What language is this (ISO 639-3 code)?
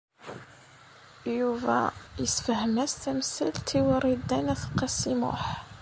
kab